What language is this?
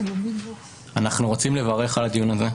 Hebrew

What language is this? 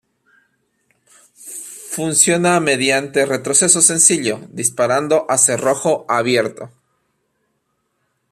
Spanish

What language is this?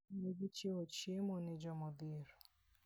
Luo (Kenya and Tanzania)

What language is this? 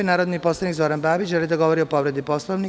Serbian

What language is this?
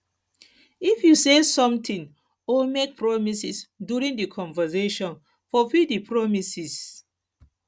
Nigerian Pidgin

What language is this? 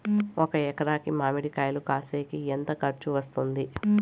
Telugu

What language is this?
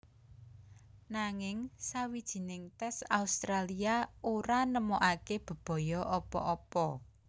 Javanese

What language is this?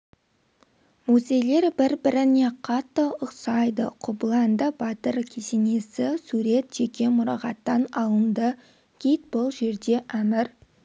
Kazakh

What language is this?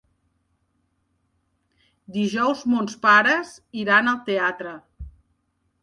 Catalan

